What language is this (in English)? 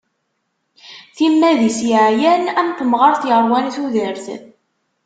Kabyle